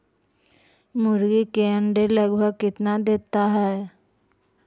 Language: Magahi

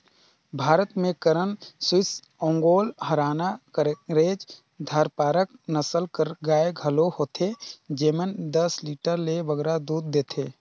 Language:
Chhattisgarhi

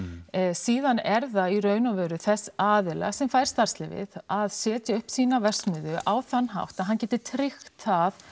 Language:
Icelandic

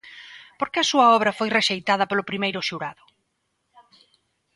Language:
Galician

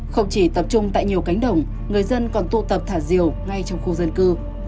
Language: Vietnamese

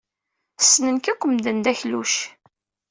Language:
Kabyle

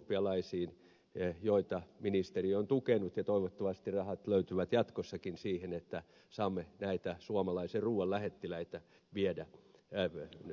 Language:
Finnish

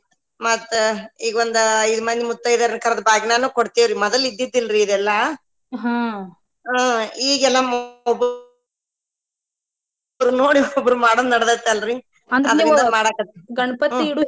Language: Kannada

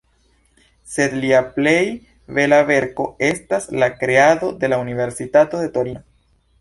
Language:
Esperanto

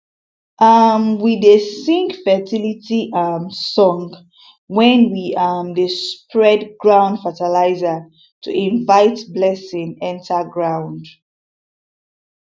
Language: Nigerian Pidgin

